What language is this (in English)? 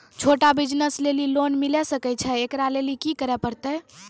Maithili